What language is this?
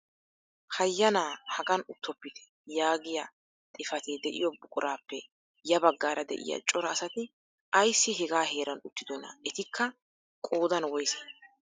Wolaytta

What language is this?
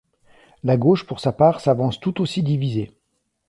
French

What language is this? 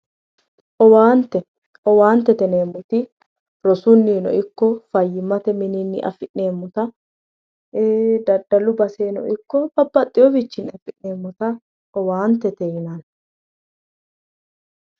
Sidamo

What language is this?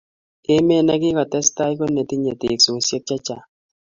Kalenjin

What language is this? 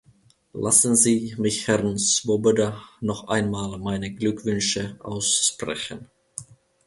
German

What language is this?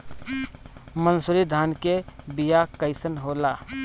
Bhojpuri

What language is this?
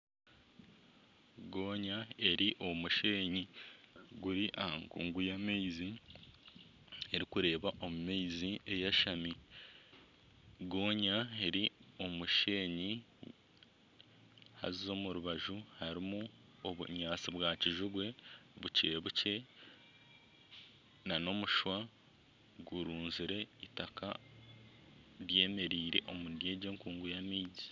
Nyankole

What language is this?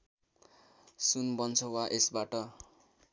Nepali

